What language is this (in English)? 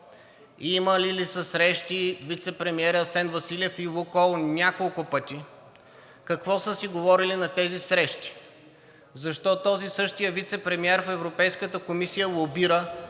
Bulgarian